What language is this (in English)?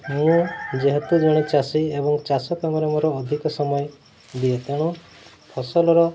Odia